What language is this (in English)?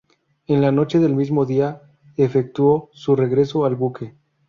Spanish